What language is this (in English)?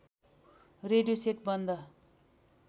Nepali